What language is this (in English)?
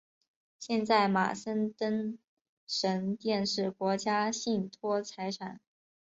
Chinese